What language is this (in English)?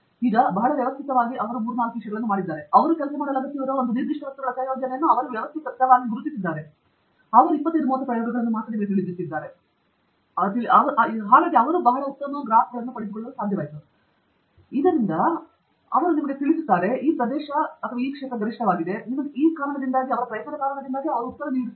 Kannada